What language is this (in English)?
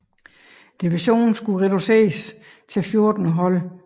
Danish